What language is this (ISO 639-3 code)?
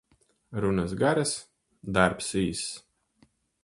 lav